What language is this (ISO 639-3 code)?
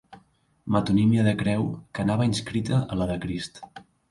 cat